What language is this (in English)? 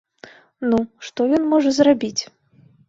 Belarusian